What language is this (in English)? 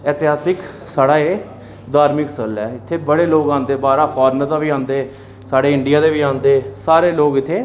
Dogri